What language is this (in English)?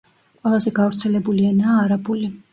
Georgian